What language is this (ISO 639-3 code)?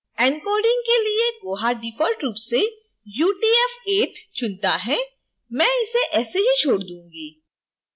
hin